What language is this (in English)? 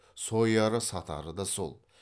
Kazakh